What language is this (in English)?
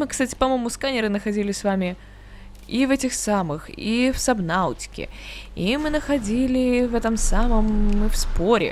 Russian